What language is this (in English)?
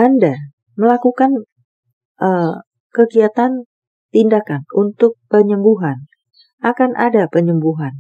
Indonesian